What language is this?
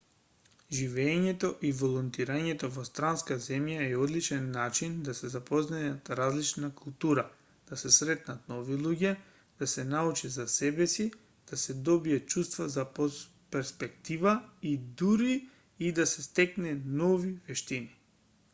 Macedonian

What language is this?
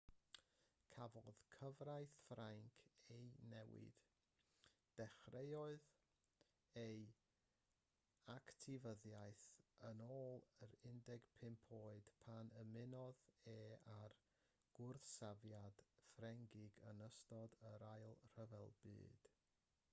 Welsh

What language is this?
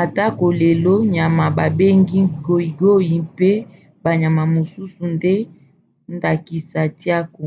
Lingala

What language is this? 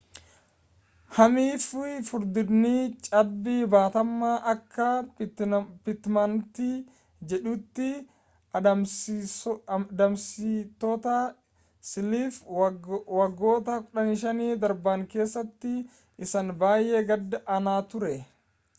Oromo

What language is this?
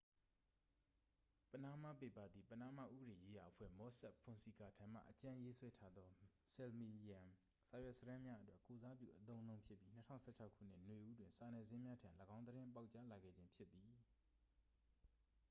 Burmese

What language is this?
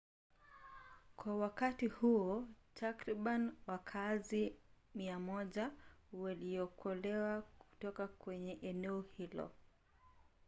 Swahili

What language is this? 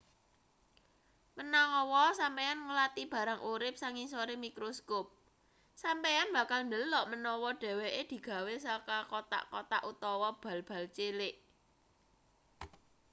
Javanese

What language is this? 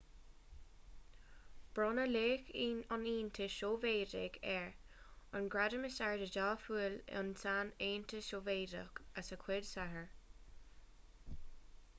Irish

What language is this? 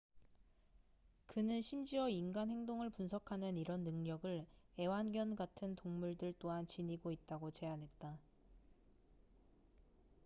Korean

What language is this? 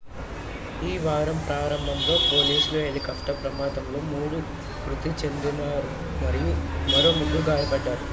Telugu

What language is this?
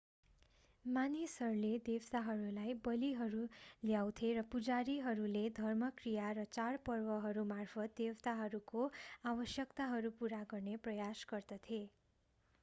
Nepali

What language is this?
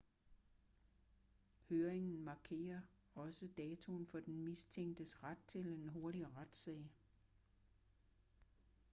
Danish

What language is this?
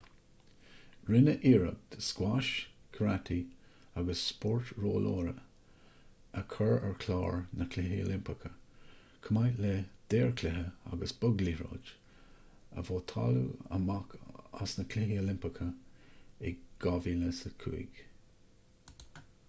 Irish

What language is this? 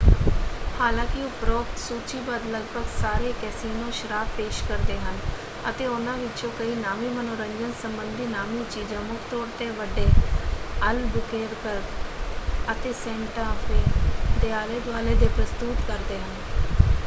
Punjabi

